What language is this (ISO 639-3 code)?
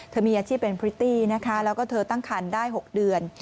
tha